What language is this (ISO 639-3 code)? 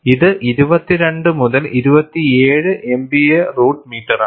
mal